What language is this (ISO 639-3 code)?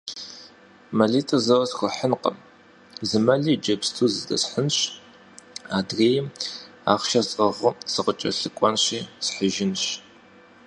kbd